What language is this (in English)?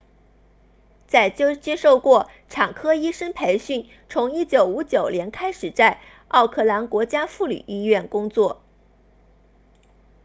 Chinese